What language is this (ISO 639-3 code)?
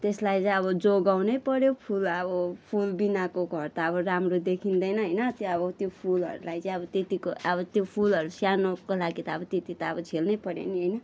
nep